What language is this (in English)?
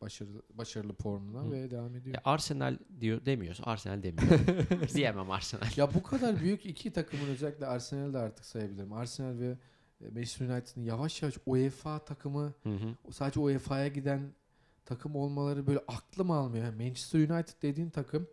Turkish